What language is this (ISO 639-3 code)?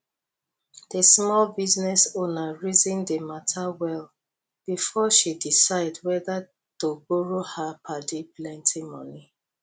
pcm